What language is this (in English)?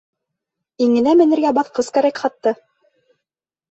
Bashkir